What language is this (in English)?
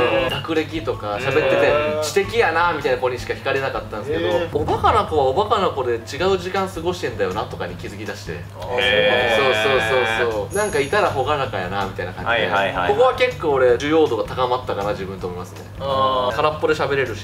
Japanese